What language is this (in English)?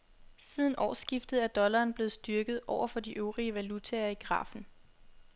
Danish